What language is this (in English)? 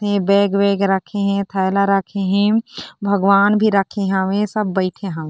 Chhattisgarhi